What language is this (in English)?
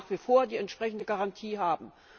German